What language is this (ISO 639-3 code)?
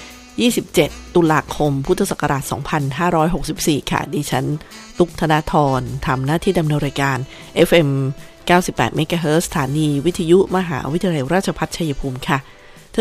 tha